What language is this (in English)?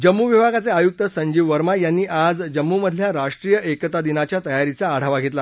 Marathi